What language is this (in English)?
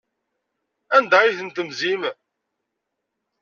Kabyle